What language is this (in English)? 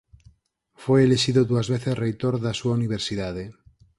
Galician